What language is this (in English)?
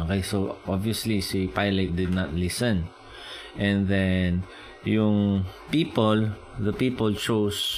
Filipino